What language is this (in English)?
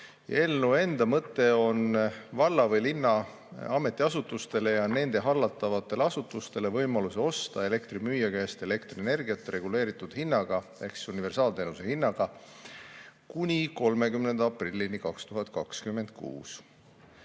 Estonian